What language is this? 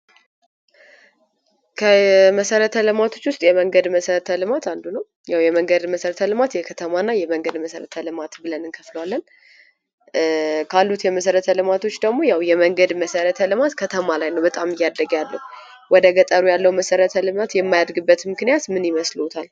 Amharic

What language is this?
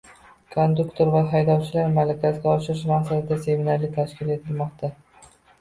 Uzbek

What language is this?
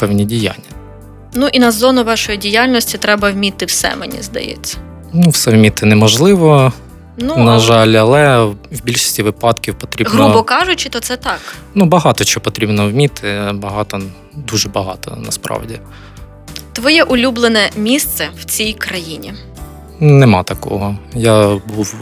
Ukrainian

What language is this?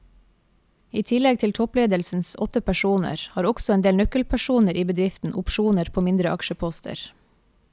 Norwegian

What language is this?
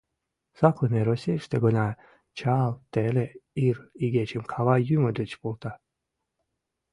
Mari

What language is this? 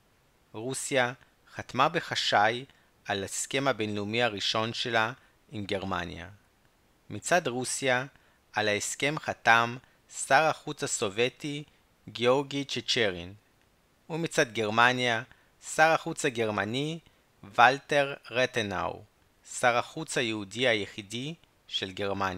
Hebrew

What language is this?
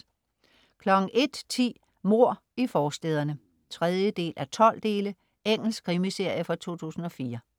Danish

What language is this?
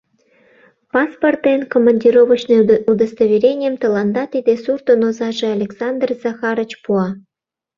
Mari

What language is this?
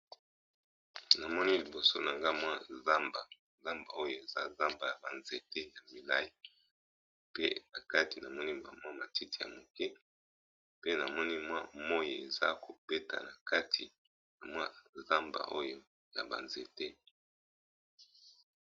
Lingala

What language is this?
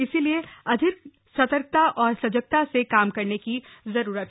Hindi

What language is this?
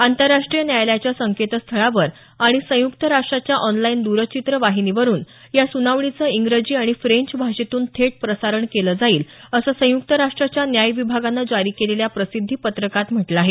Marathi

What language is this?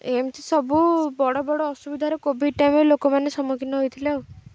Odia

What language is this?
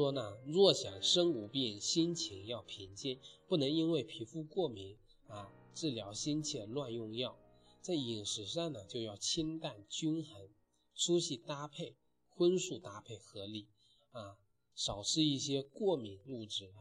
Chinese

